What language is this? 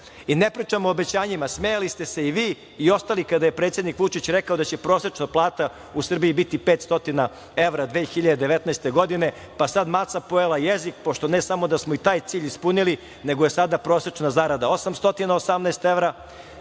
Serbian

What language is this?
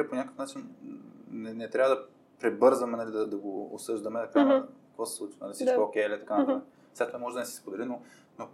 Bulgarian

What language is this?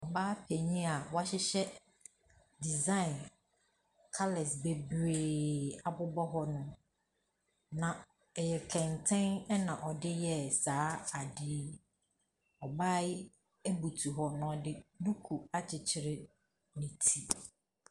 Akan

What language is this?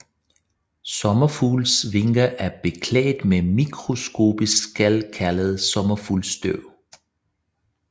Danish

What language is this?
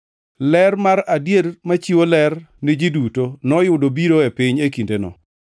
Luo (Kenya and Tanzania)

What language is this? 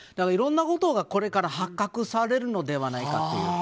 Japanese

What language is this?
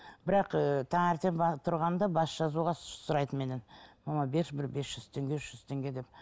Kazakh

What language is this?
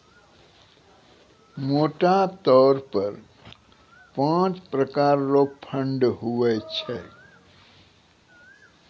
Maithili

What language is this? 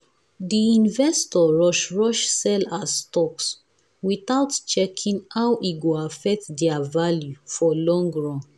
Nigerian Pidgin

